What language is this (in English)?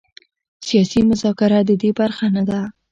Pashto